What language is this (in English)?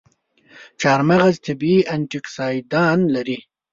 Pashto